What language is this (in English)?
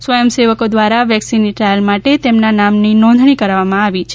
Gujarati